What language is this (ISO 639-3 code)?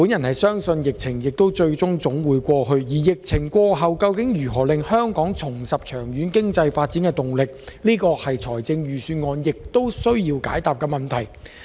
yue